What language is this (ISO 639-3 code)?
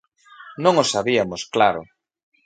glg